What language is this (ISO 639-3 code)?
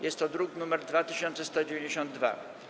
pol